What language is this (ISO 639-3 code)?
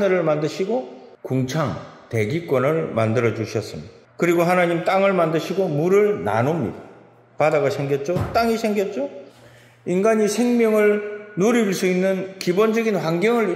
kor